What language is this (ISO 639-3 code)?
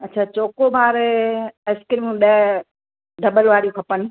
snd